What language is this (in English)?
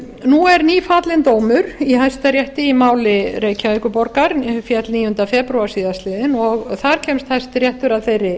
Icelandic